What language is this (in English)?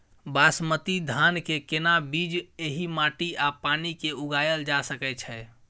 Maithili